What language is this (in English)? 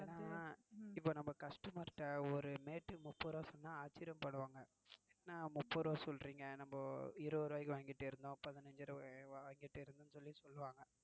Tamil